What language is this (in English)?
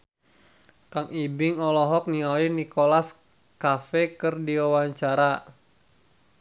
Sundanese